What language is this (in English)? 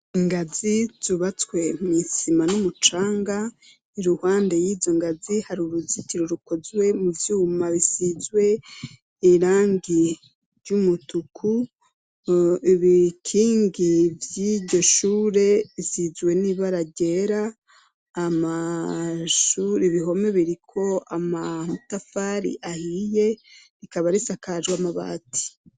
Rundi